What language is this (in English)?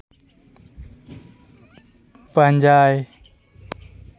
Santali